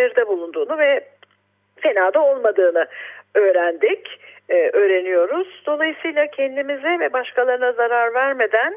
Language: Turkish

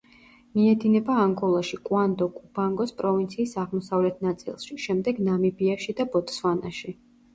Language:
Georgian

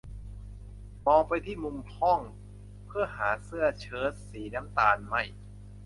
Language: Thai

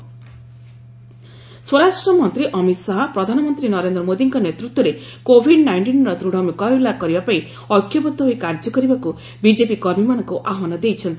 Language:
Odia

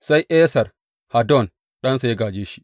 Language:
Hausa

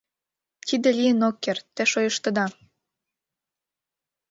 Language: Mari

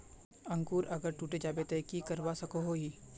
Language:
Magahi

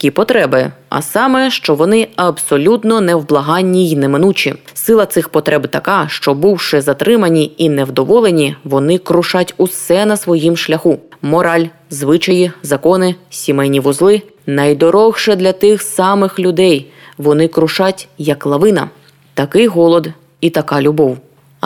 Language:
Ukrainian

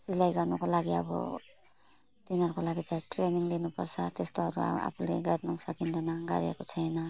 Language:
Nepali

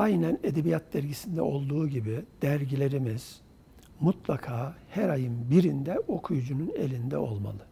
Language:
Turkish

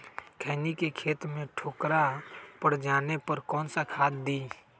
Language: Magahi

